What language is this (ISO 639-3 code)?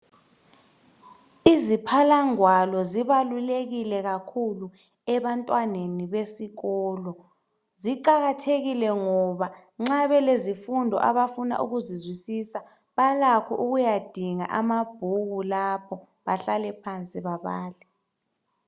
nde